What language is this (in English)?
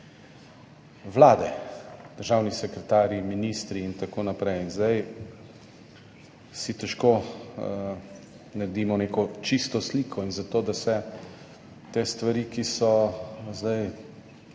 Slovenian